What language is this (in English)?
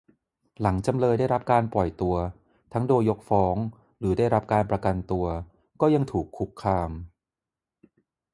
Thai